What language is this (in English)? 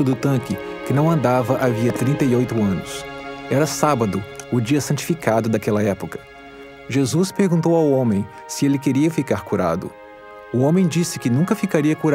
Portuguese